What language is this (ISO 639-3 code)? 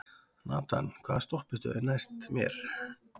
isl